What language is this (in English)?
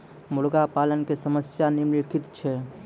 Maithili